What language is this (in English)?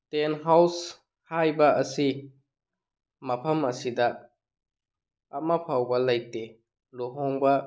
Manipuri